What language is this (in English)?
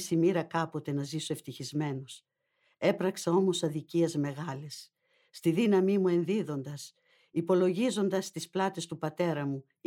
Greek